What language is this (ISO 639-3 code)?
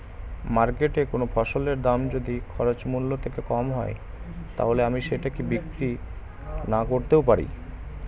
ben